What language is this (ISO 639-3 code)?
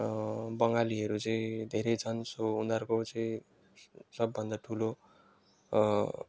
nep